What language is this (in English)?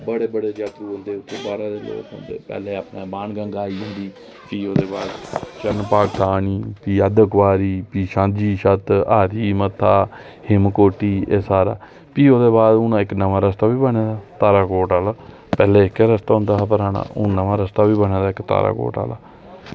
Dogri